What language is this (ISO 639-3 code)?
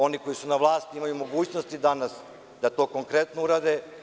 srp